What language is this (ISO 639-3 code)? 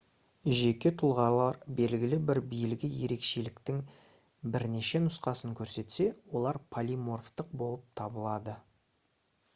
kaz